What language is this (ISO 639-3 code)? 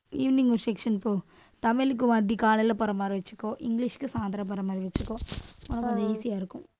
tam